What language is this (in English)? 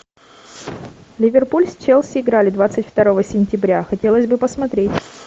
Russian